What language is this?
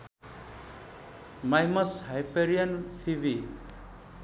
Nepali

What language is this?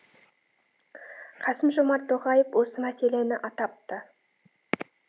Kazakh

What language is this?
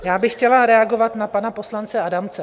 Czech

